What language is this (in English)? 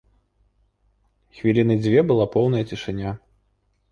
Belarusian